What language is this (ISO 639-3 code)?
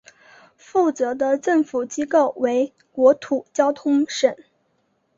zho